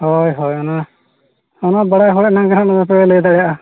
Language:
Santali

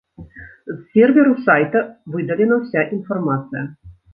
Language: Belarusian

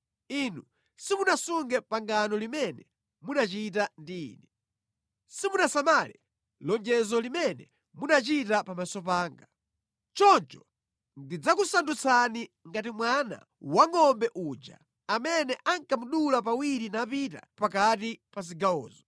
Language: Nyanja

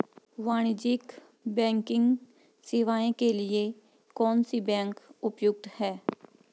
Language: Hindi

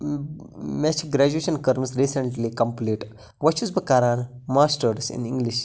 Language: Kashmiri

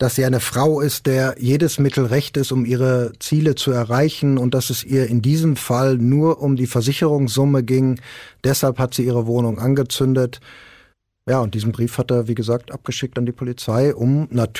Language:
German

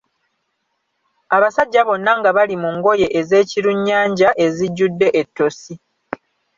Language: Ganda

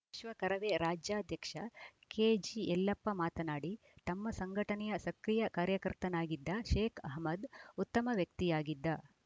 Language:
Kannada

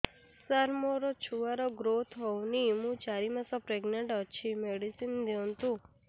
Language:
Odia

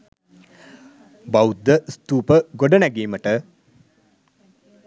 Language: Sinhala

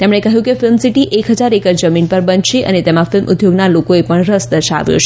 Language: Gujarati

